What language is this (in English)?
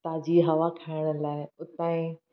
Sindhi